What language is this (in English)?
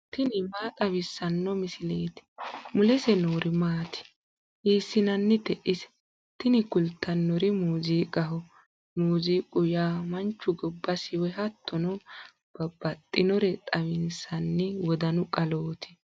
Sidamo